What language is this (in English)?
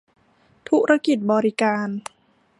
Thai